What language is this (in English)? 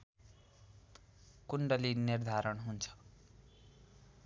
Nepali